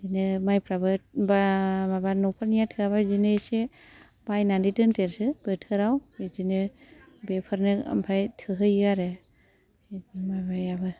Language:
Bodo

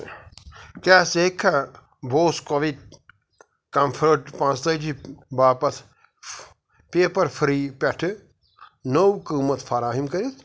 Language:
Kashmiri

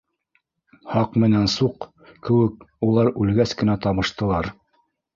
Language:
Bashkir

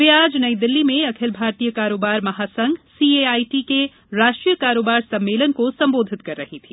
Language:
Hindi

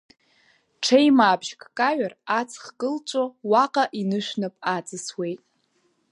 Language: Abkhazian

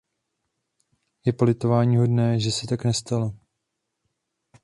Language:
Czech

